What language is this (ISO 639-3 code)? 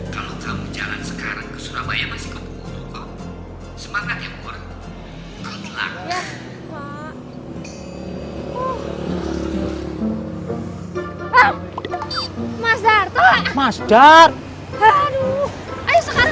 ind